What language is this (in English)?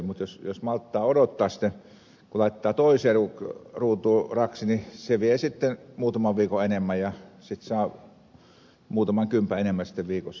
Finnish